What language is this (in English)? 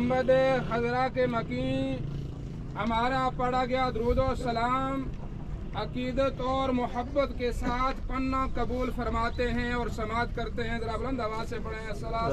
Arabic